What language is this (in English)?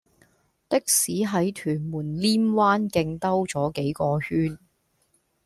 Cantonese